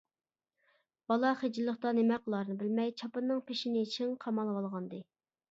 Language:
Uyghur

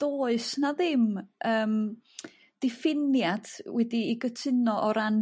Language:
Welsh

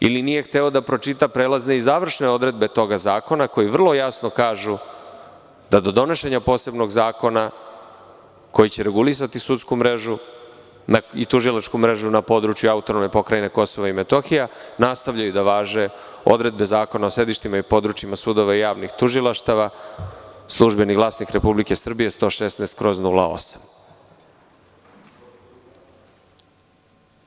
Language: Serbian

